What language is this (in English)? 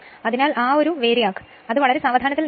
Malayalam